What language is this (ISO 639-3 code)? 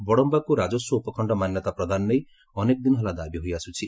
ori